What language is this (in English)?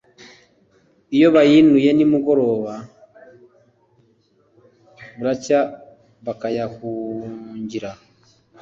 Kinyarwanda